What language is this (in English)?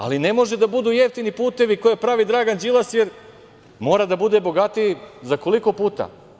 Serbian